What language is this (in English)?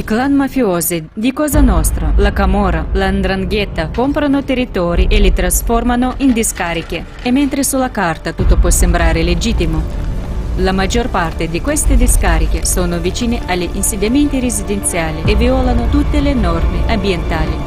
Italian